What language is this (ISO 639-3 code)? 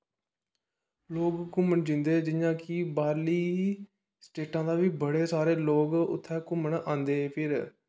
doi